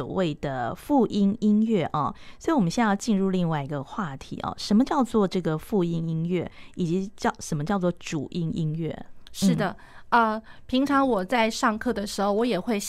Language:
Chinese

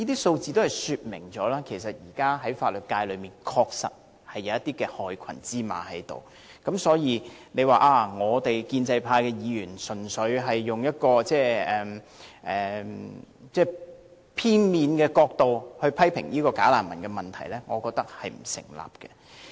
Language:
Cantonese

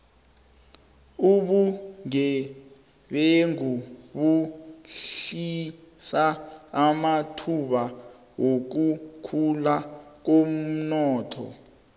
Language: South Ndebele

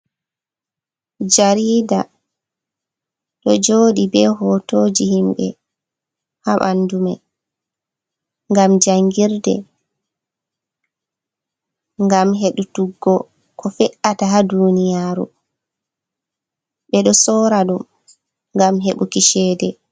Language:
Fula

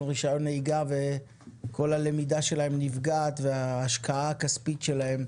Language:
Hebrew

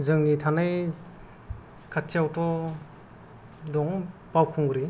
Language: Bodo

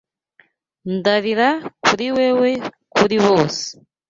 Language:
Kinyarwanda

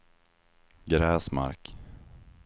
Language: Swedish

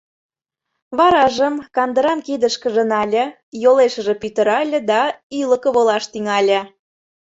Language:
Mari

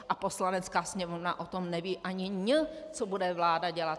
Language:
Czech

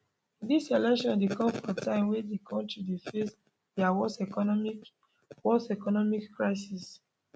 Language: Nigerian Pidgin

